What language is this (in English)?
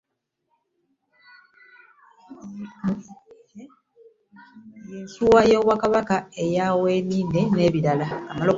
Ganda